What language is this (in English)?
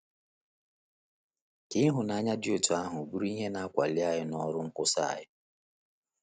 Igbo